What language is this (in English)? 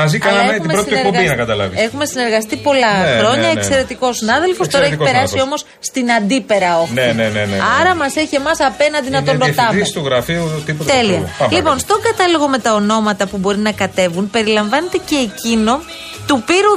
Greek